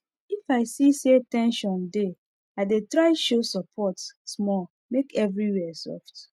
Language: Nigerian Pidgin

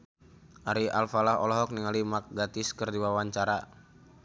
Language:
Sundanese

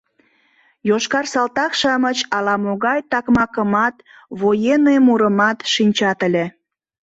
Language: Mari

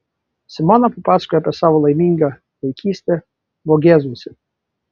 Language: Lithuanian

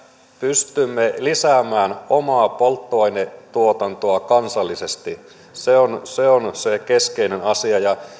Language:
Finnish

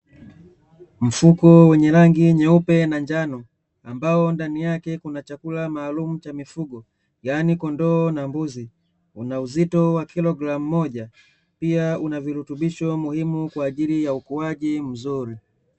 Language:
Swahili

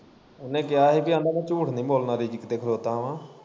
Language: Punjabi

